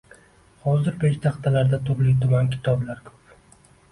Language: Uzbek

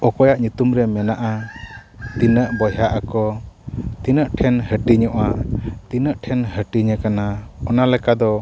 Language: Santali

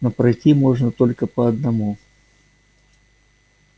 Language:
Russian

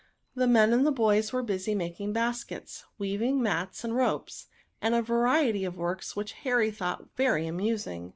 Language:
English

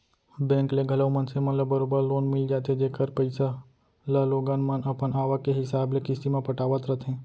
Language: Chhattisgarhi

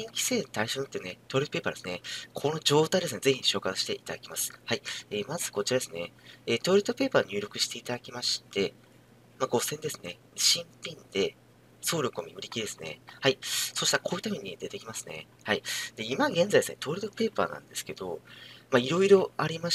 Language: Japanese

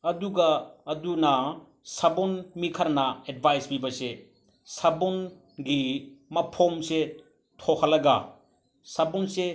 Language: Manipuri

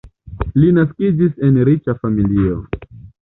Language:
Esperanto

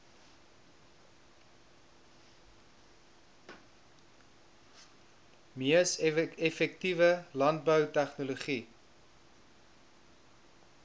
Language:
Afrikaans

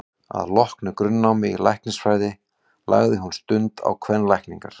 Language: Icelandic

